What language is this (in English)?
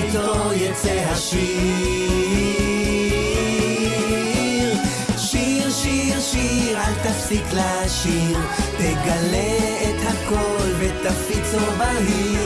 Hebrew